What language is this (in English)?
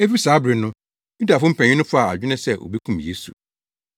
Akan